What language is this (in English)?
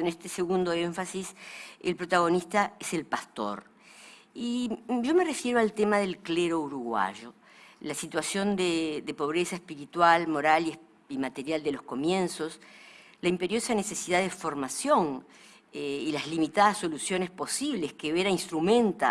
Spanish